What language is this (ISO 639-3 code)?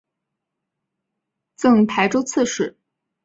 zho